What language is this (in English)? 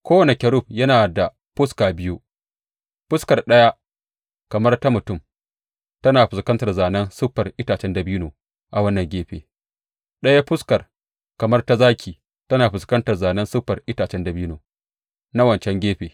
Hausa